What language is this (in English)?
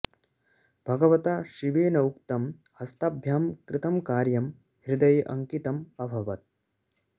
Sanskrit